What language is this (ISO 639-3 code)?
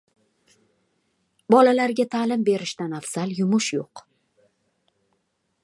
uzb